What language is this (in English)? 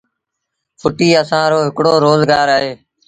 Sindhi Bhil